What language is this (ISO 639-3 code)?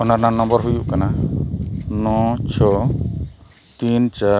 sat